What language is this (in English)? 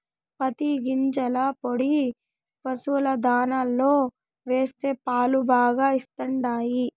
Telugu